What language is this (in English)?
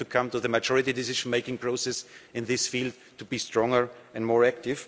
English